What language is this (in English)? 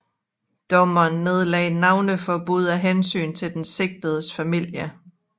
Danish